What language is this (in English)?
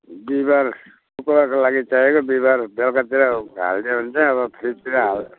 Nepali